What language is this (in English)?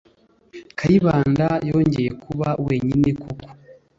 Kinyarwanda